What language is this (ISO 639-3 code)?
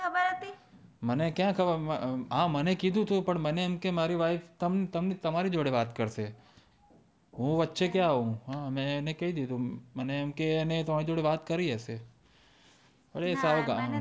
guj